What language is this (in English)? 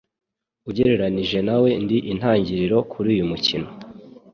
Kinyarwanda